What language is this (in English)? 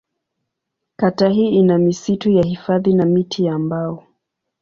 Swahili